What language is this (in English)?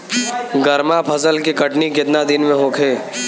Bhojpuri